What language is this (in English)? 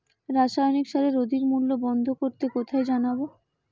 Bangla